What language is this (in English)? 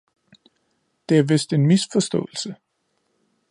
Danish